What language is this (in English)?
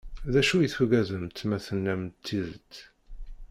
Kabyle